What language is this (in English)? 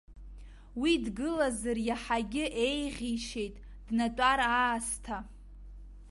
Abkhazian